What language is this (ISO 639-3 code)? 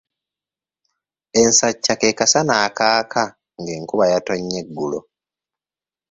lug